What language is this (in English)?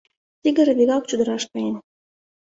Mari